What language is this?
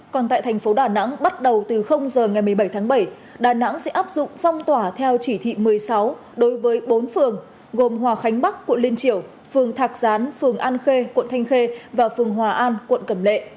Vietnamese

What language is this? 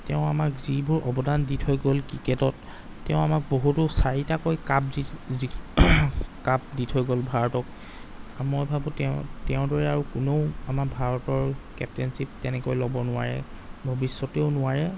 Assamese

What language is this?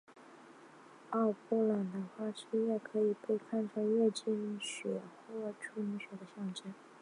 Chinese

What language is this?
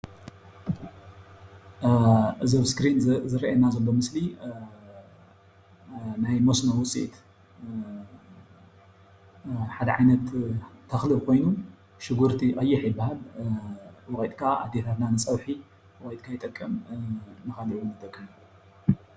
Tigrinya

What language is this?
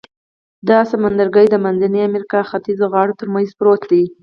Pashto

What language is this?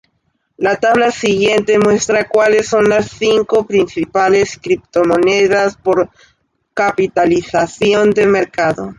Spanish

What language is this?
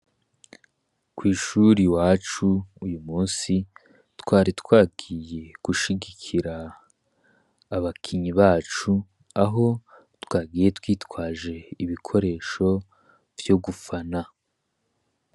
Rundi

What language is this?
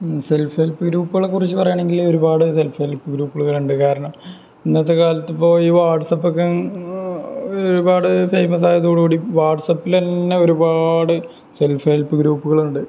Malayalam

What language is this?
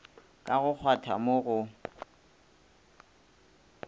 Northern Sotho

